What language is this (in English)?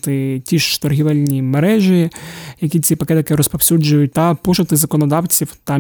Ukrainian